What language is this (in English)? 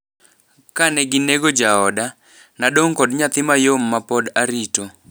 Luo (Kenya and Tanzania)